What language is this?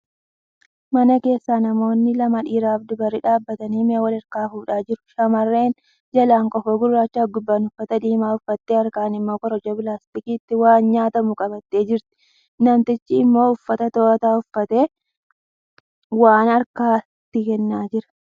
Oromo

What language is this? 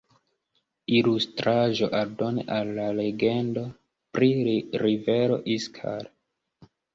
Esperanto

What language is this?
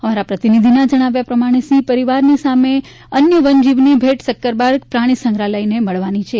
Gujarati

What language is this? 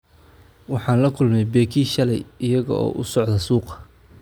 Somali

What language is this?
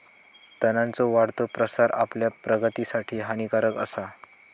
Marathi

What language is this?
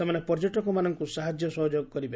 Odia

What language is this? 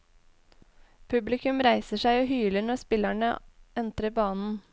Norwegian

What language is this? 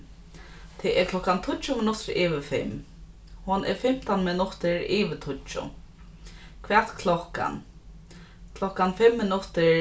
Faroese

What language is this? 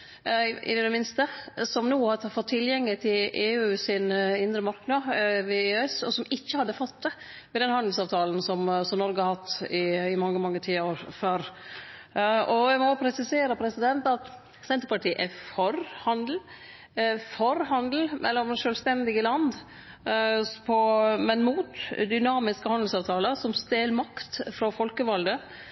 Norwegian Nynorsk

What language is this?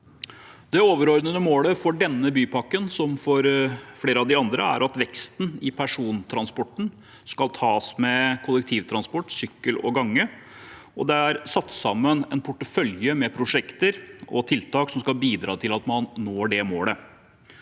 Norwegian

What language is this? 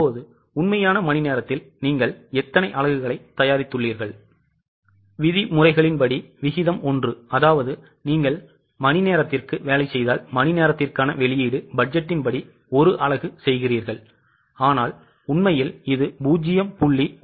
Tamil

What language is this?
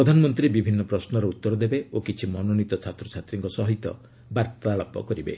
Odia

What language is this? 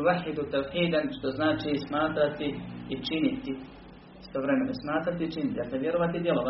Croatian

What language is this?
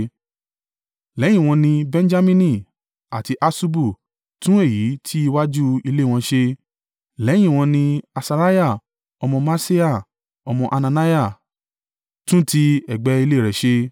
Yoruba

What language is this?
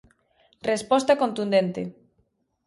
Galician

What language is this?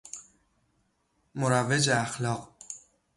Persian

